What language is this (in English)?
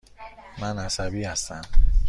Persian